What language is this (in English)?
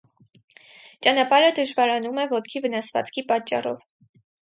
Armenian